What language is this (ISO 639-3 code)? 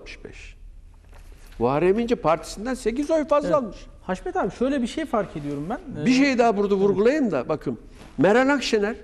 tur